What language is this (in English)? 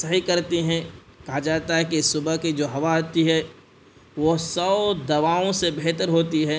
Urdu